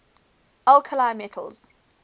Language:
English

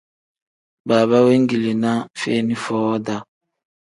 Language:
Tem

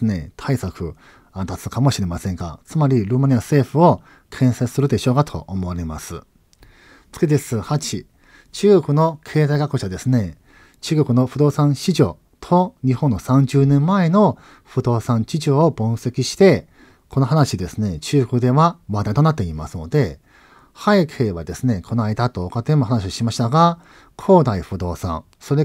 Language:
Japanese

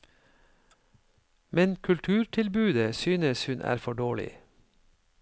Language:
Norwegian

